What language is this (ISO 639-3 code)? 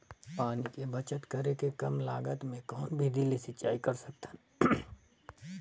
hne